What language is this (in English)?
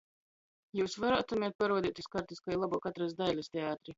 Latgalian